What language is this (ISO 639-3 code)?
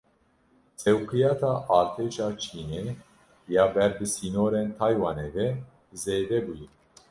kur